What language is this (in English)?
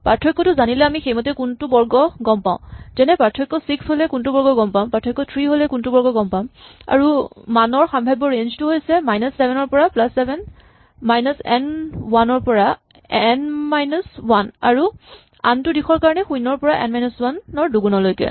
Assamese